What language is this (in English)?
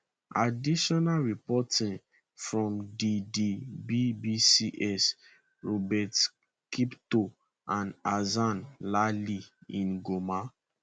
Nigerian Pidgin